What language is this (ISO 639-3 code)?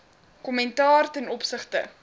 afr